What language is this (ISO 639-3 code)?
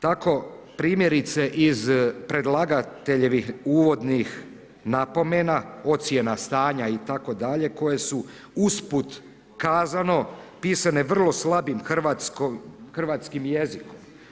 hrv